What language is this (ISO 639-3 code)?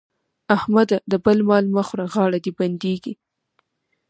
pus